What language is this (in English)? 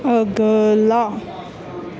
Punjabi